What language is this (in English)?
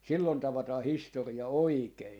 Finnish